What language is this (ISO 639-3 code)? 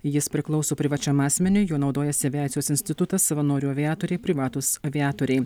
lit